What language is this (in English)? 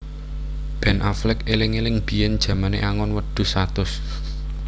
Javanese